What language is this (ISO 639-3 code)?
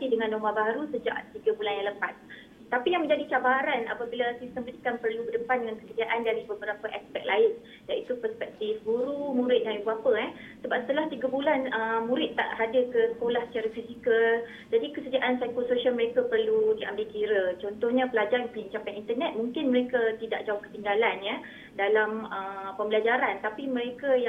msa